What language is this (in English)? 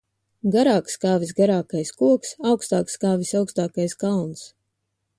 Latvian